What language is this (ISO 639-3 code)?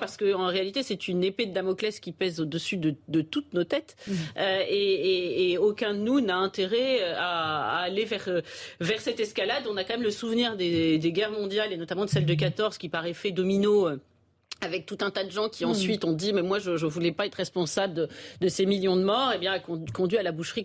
fra